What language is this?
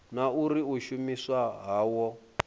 Venda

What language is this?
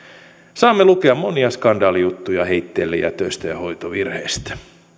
Finnish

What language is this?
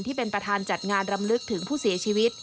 Thai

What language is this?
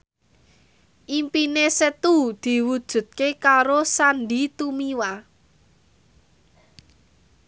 Javanese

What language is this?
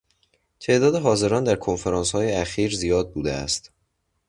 Persian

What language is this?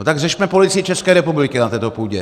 Czech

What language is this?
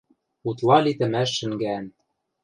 Western Mari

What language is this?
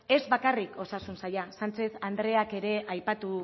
Basque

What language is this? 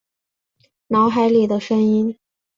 Chinese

